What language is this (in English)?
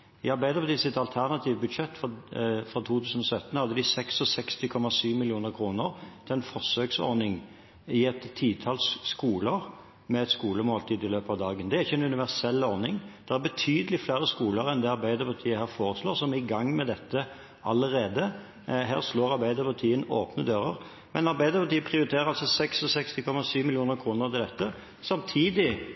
Norwegian Bokmål